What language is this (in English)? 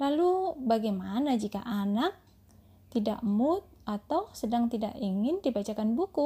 Indonesian